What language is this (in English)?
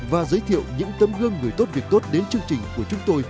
Vietnamese